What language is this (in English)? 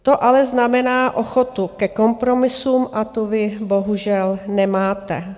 Czech